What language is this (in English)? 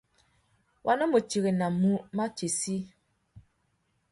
Tuki